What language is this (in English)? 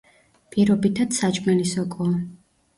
Georgian